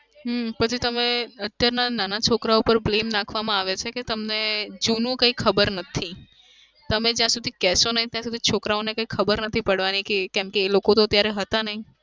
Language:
Gujarati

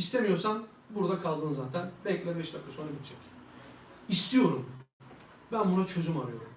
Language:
Turkish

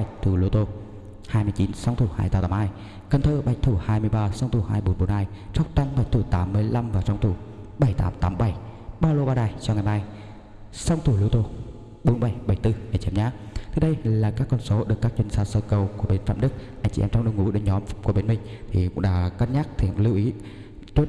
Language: Vietnamese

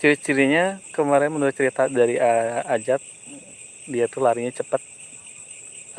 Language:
Indonesian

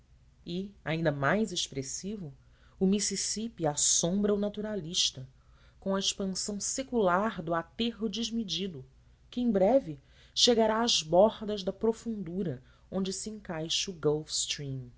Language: Portuguese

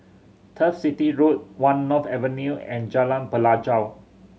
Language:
English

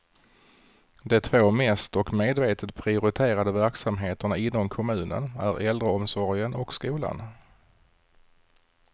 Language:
Swedish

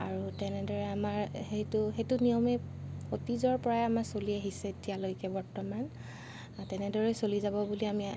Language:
Assamese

